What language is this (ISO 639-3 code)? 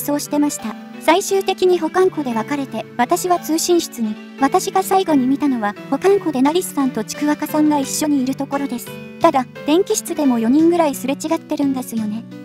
jpn